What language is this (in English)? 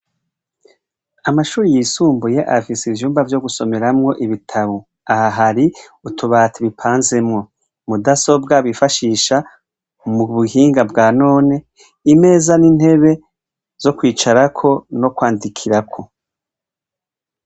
Rundi